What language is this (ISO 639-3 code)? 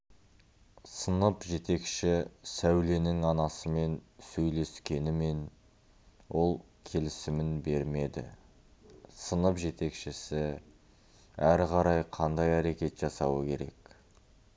kaz